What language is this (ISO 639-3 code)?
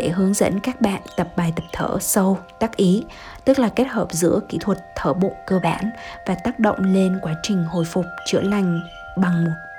vie